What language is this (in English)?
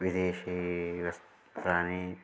Sanskrit